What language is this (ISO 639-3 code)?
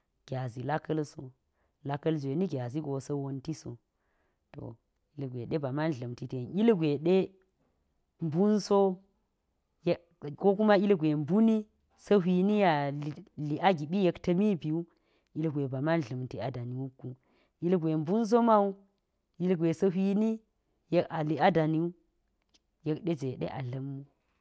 gyz